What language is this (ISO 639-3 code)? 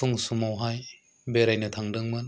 brx